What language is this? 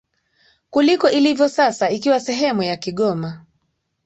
Swahili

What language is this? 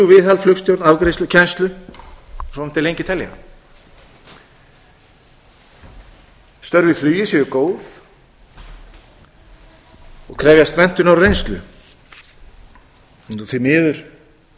Icelandic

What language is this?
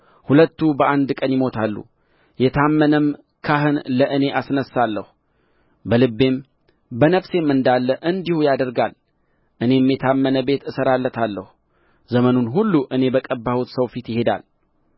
Amharic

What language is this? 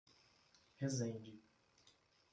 Portuguese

